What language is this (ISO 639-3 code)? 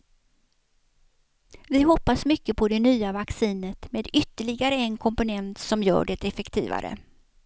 swe